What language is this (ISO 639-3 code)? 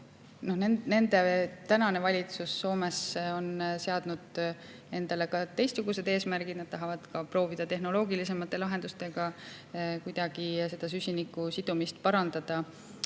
est